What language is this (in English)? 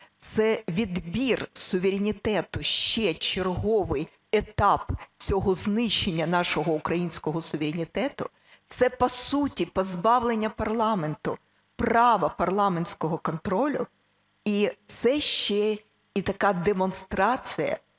Ukrainian